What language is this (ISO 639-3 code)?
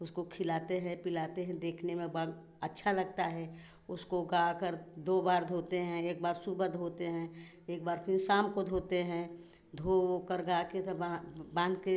hin